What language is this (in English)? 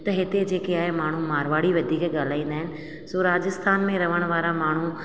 Sindhi